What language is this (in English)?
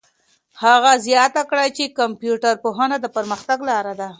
Pashto